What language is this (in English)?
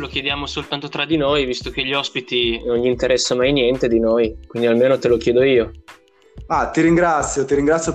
Italian